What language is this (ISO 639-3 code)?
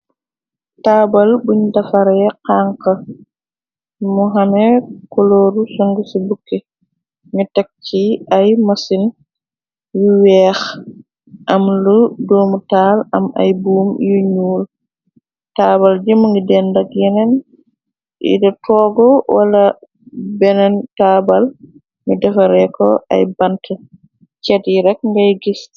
wol